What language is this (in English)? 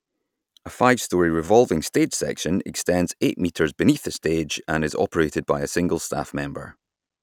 English